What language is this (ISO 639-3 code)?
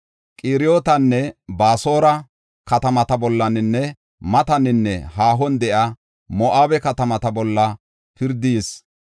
gof